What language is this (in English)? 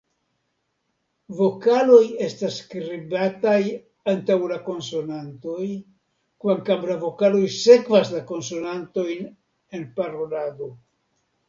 Esperanto